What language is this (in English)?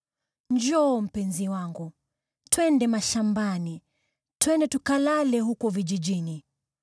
Swahili